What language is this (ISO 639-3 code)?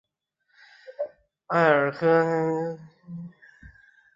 zho